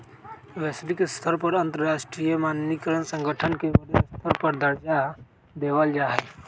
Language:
Magahi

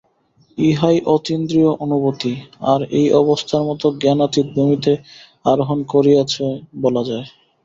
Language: Bangla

